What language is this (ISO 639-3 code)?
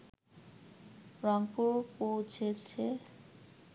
ben